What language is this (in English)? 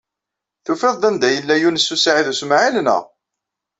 Kabyle